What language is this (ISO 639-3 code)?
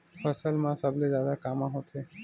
hne